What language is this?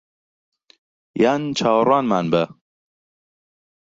Central Kurdish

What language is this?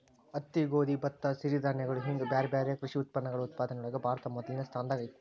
Kannada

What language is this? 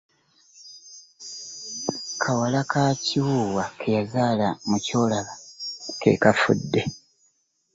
Ganda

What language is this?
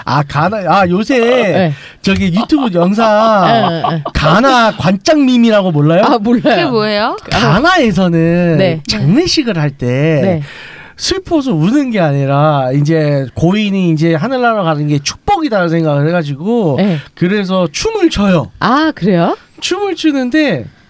Korean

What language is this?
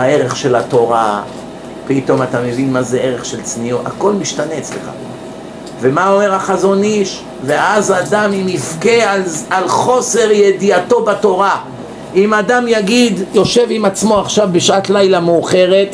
Hebrew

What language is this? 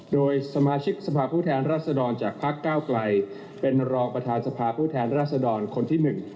Thai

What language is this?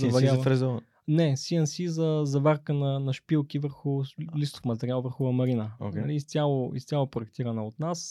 Bulgarian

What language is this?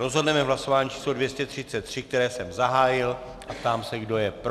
Czech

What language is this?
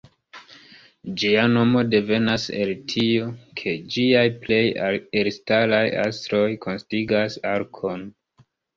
Esperanto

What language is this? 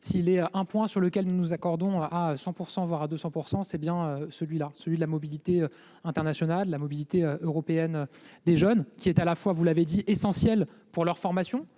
French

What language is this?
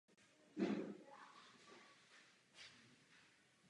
Czech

